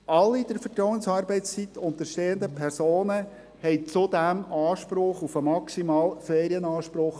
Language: Swiss German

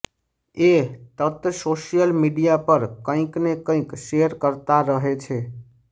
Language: Gujarati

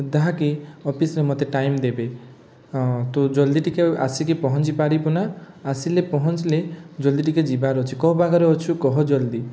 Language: Odia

